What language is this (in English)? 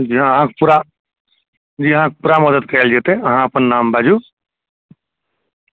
Maithili